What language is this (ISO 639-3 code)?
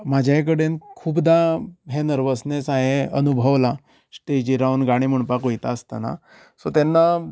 kok